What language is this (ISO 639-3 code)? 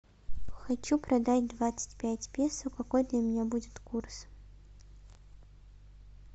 rus